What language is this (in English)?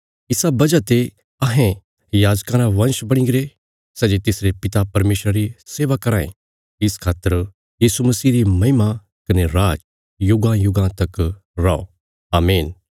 Bilaspuri